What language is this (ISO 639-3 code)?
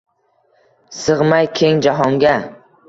uzb